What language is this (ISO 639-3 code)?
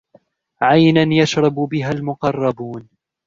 ara